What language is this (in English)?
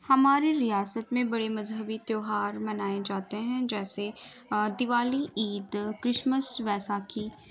Urdu